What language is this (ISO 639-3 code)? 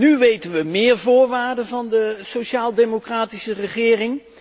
nld